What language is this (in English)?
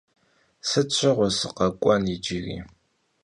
Kabardian